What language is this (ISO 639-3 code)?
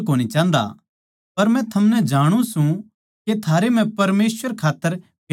bgc